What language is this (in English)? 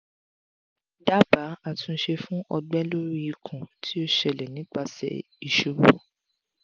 Yoruba